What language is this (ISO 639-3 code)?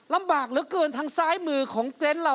tha